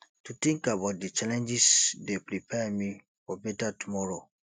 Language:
Nigerian Pidgin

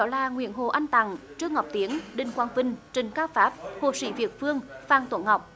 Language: Vietnamese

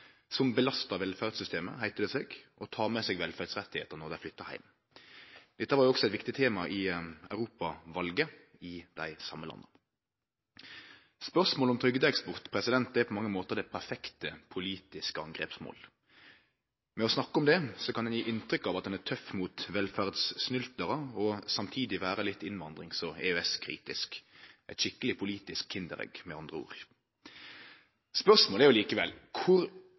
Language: Norwegian Nynorsk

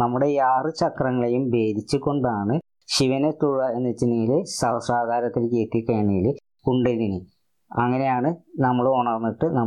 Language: Malayalam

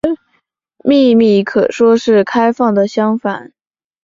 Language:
Chinese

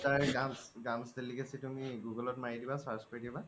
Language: Assamese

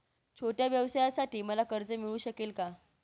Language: Marathi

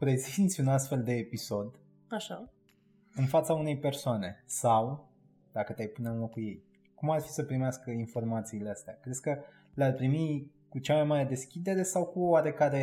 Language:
Romanian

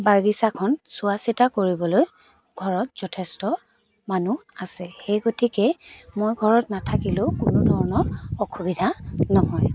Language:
Assamese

